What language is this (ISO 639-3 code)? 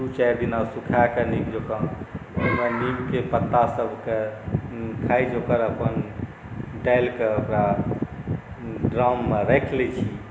mai